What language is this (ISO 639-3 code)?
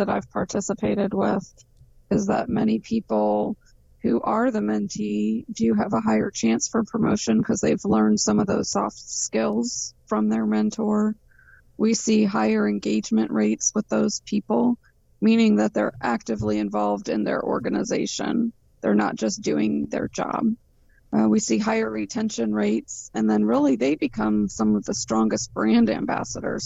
eng